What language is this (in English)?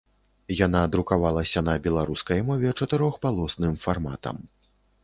Belarusian